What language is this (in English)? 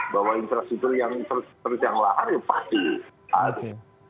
Indonesian